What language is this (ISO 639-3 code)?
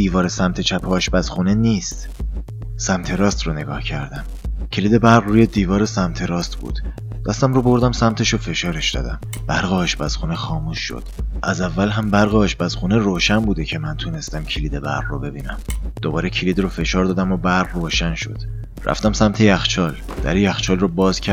fas